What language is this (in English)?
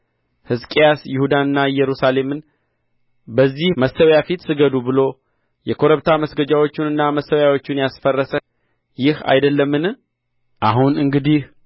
Amharic